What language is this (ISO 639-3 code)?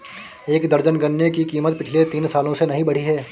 hin